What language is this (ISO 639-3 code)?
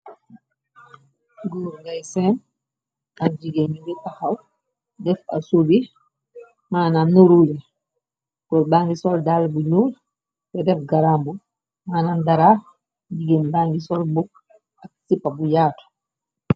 wol